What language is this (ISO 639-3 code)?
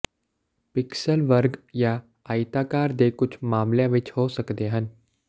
pan